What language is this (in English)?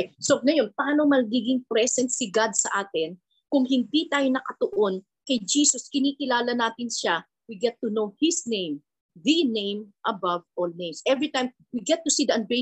Filipino